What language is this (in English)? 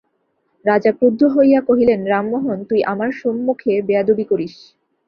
Bangla